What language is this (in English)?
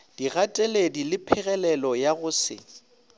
Northern Sotho